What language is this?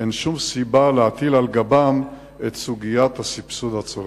Hebrew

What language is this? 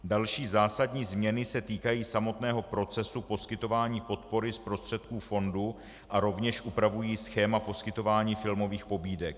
Czech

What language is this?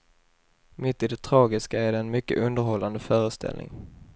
Swedish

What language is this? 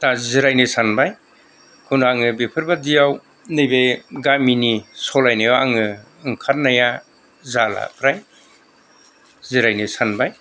Bodo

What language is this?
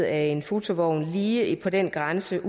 Danish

